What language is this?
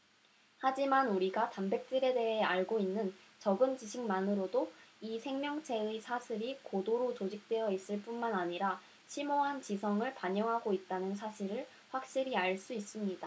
Korean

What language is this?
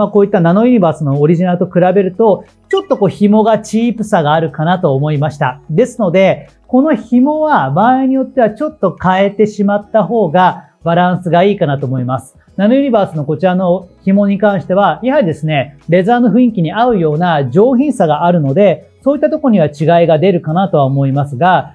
Japanese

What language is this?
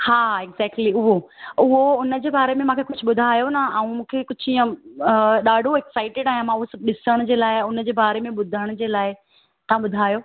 Sindhi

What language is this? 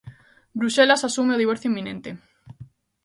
Galician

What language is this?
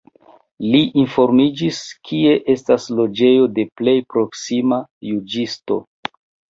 Esperanto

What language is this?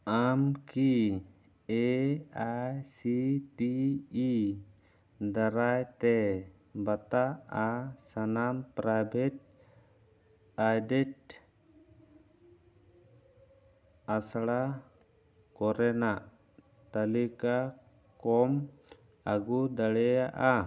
Santali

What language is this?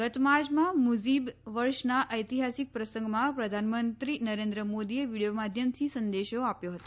Gujarati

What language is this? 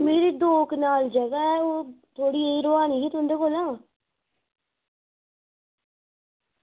Dogri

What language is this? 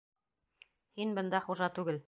Bashkir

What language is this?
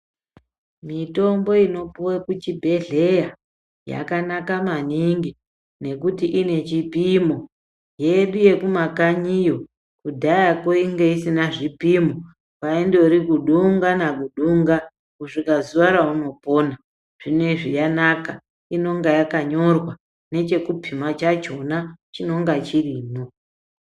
Ndau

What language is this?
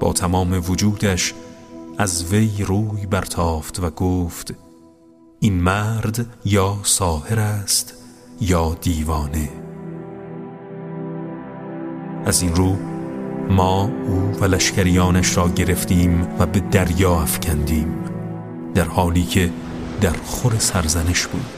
Persian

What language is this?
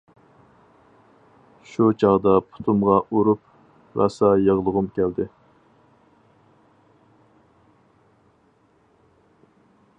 Uyghur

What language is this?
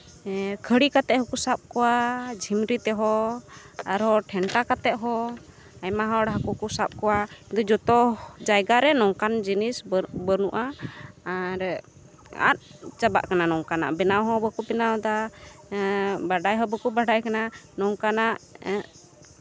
Santali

